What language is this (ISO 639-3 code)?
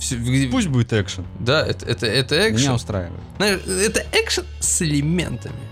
rus